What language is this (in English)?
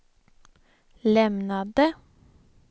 Swedish